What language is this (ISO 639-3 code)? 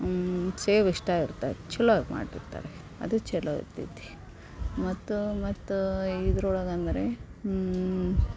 kan